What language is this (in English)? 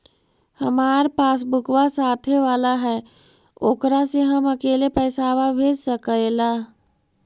Magahi